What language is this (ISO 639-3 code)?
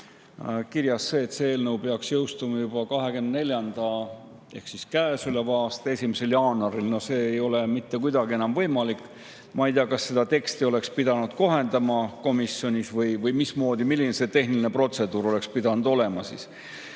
est